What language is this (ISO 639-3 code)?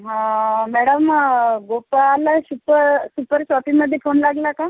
mar